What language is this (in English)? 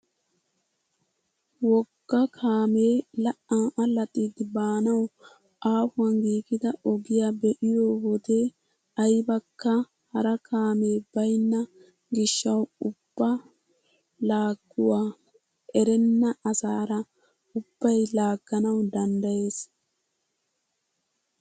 Wolaytta